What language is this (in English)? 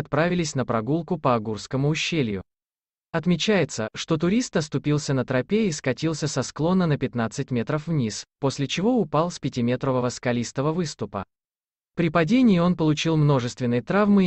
Russian